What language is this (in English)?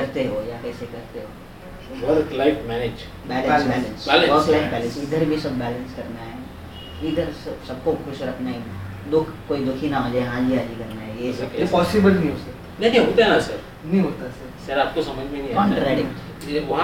Hindi